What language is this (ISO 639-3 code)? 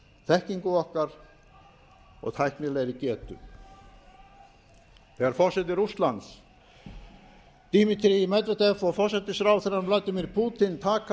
isl